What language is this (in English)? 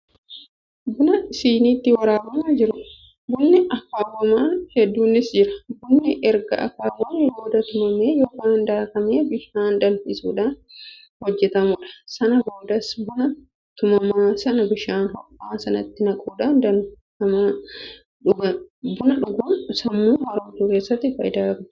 Oromo